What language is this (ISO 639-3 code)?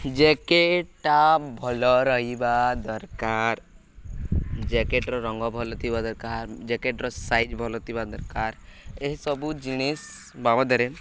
ori